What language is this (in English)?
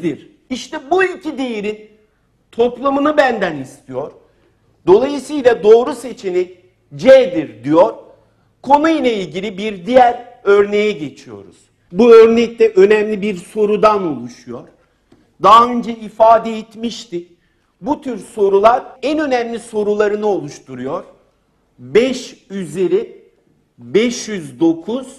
Turkish